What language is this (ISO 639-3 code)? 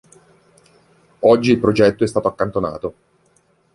ita